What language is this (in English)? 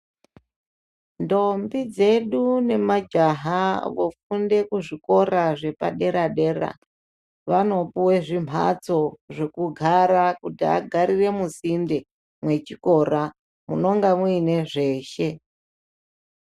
Ndau